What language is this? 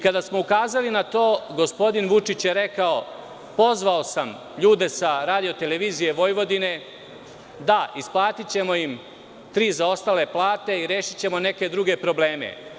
Serbian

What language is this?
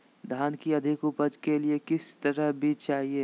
Magahi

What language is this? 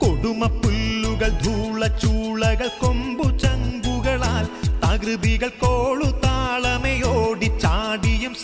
Malayalam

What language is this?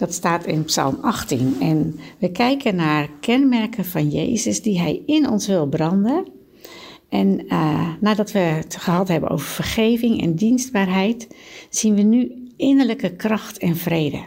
Dutch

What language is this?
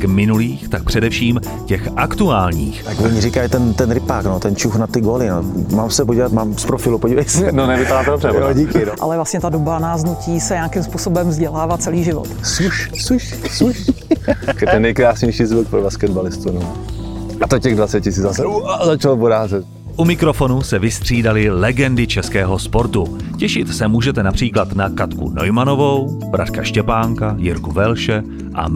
Czech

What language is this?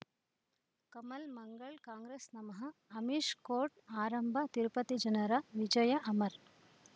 Kannada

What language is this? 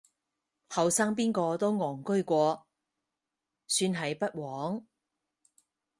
Cantonese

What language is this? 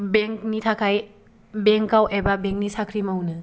Bodo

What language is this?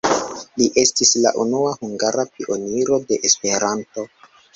Esperanto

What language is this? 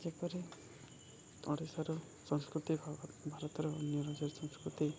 Odia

